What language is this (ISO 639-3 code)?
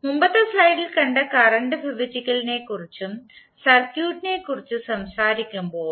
mal